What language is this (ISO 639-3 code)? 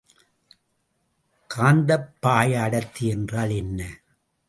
tam